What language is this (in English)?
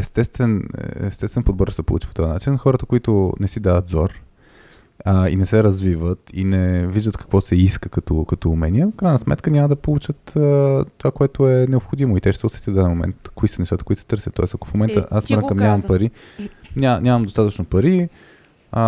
Bulgarian